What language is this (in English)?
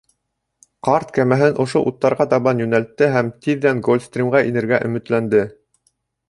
Bashkir